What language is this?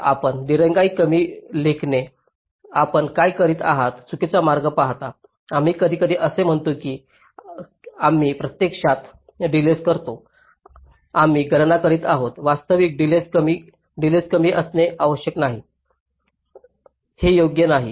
Marathi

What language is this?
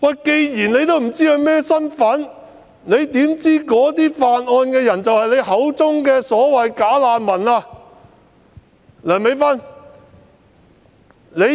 Cantonese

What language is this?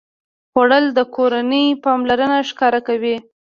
Pashto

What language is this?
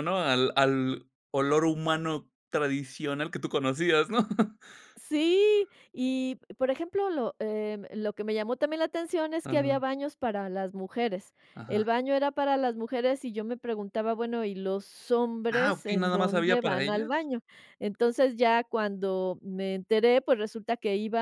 Spanish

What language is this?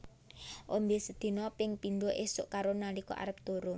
Javanese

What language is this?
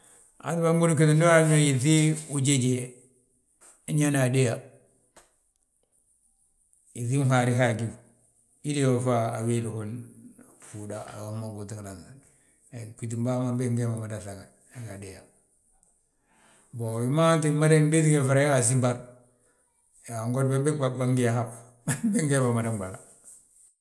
Balanta-Ganja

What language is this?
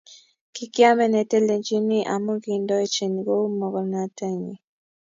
Kalenjin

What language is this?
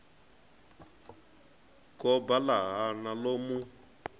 Venda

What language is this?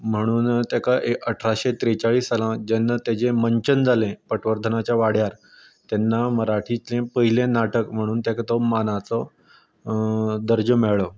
Konkani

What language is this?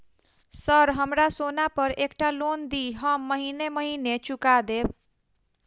Maithili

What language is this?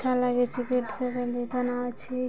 Maithili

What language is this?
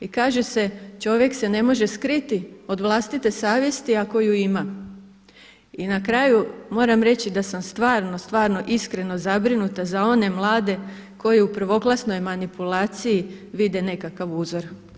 Croatian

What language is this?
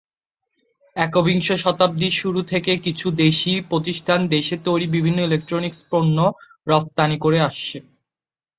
Bangla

